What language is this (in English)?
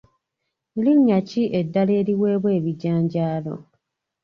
Ganda